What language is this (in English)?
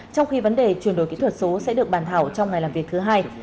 Vietnamese